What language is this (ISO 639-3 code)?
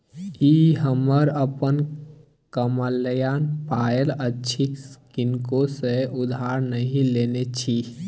mai